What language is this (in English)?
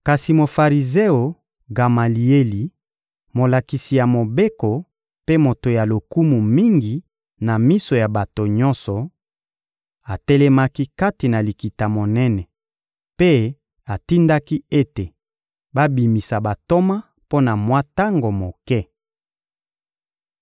Lingala